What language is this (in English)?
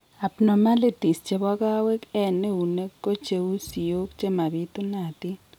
Kalenjin